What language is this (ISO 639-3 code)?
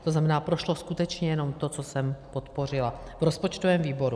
ces